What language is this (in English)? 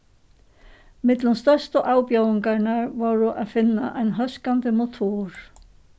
Faroese